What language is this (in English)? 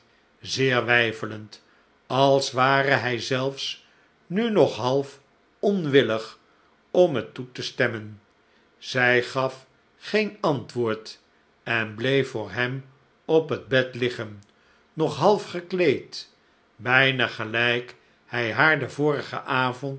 Dutch